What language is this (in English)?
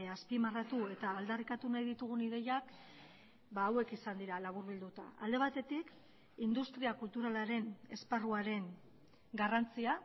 Basque